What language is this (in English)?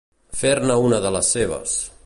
Catalan